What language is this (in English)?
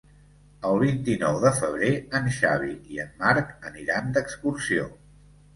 Catalan